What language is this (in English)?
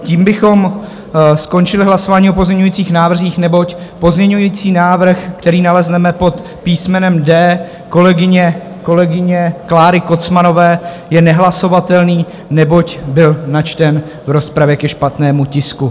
Czech